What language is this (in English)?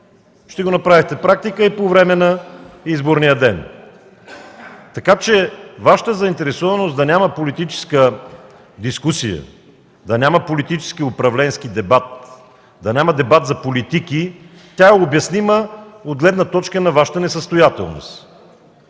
Bulgarian